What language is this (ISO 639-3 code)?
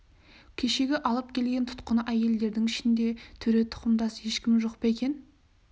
kaz